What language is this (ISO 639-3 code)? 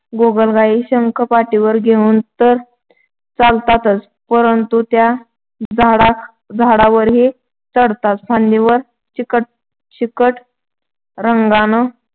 mar